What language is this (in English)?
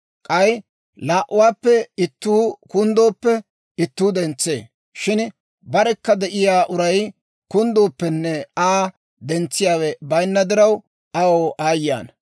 Dawro